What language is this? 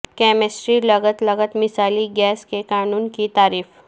Urdu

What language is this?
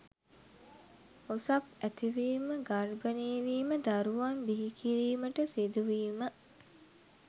Sinhala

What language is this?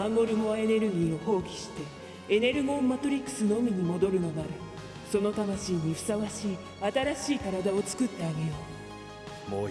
Japanese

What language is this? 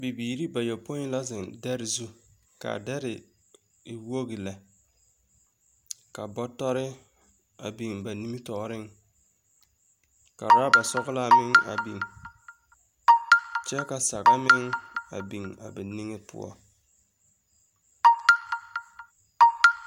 Southern Dagaare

